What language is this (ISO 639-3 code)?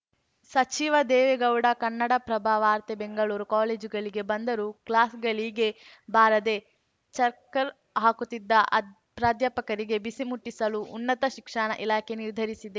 kan